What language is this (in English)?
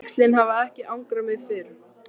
Icelandic